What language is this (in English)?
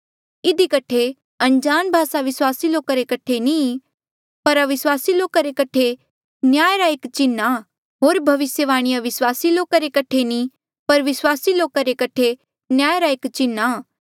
Mandeali